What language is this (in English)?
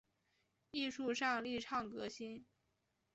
Chinese